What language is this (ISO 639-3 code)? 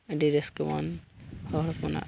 sat